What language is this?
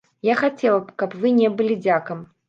Belarusian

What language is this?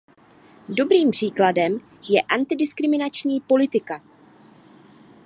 Czech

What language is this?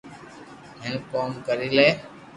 Loarki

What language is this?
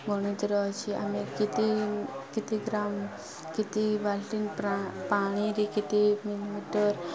Odia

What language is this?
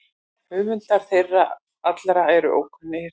Icelandic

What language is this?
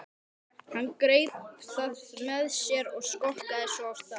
Icelandic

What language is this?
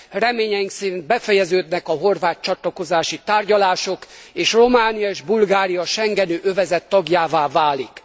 Hungarian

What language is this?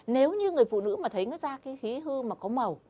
Vietnamese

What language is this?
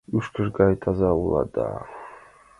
Mari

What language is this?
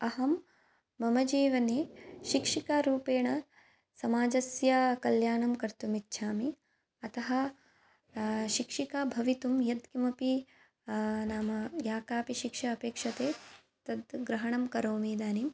Sanskrit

